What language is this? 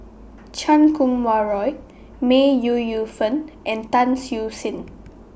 English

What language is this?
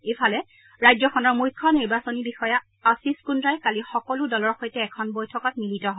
Assamese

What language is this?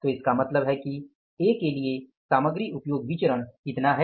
Hindi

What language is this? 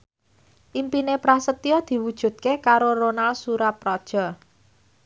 Javanese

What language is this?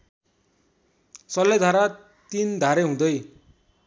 Nepali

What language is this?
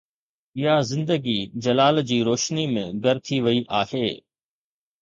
Sindhi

